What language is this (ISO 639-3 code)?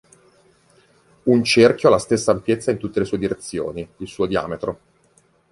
ita